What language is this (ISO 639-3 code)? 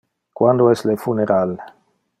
ina